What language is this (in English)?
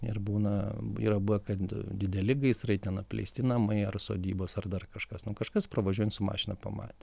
Lithuanian